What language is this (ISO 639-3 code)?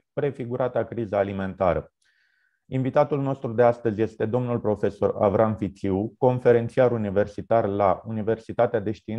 ron